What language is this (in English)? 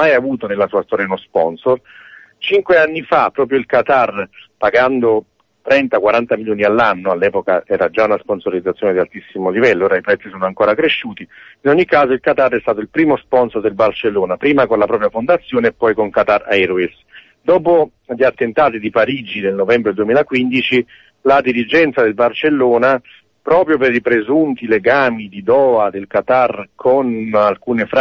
Italian